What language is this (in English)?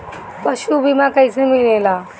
Bhojpuri